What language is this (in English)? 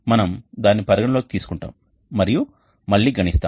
Telugu